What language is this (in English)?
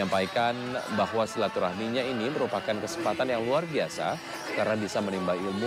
Indonesian